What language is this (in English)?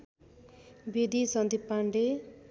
Nepali